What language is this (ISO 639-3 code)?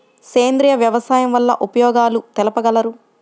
tel